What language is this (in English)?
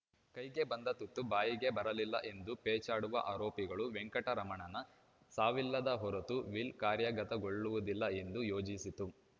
Kannada